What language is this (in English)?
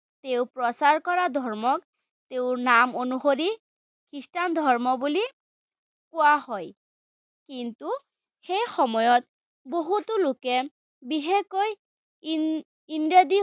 Assamese